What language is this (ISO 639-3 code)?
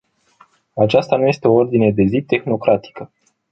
ron